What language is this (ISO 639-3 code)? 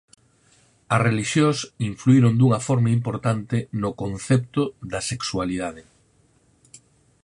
glg